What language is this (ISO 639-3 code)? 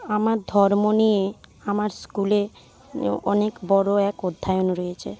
ben